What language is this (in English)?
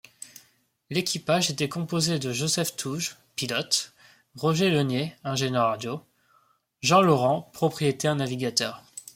French